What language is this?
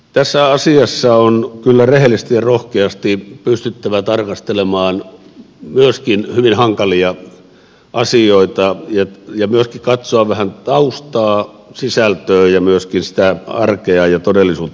Finnish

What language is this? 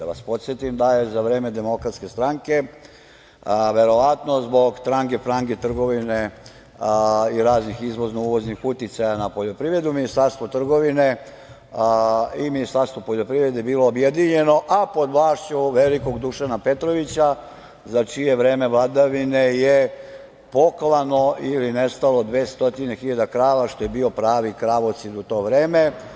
Serbian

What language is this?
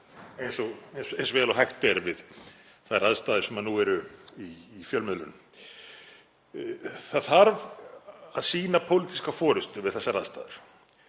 Icelandic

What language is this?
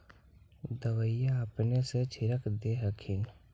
Magahi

